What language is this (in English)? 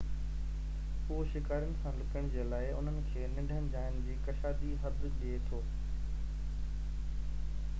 Sindhi